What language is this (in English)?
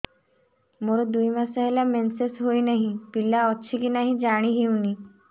Odia